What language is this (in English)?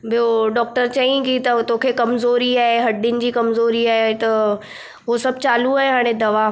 Sindhi